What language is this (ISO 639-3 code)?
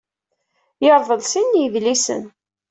kab